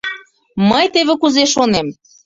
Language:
Mari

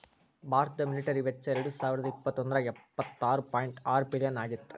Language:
Kannada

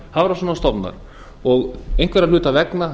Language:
Icelandic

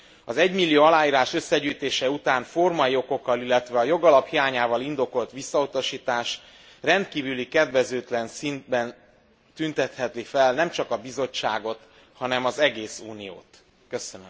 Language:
Hungarian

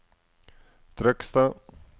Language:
Norwegian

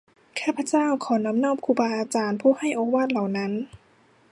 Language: Thai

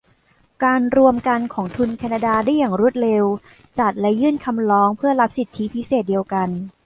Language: Thai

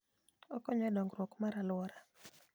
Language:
Luo (Kenya and Tanzania)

